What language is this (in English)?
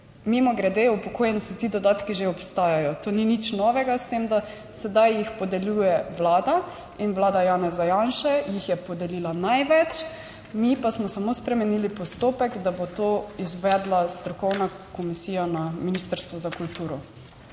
Slovenian